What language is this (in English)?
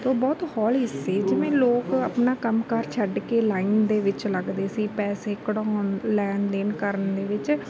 Punjabi